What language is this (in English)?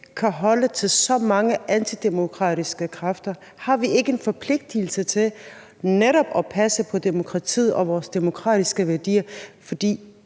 Danish